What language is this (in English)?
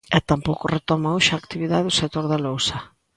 Galician